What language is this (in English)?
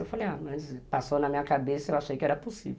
Portuguese